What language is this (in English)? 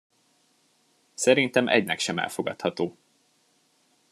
Hungarian